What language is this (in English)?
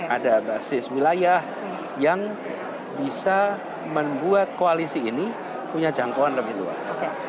Indonesian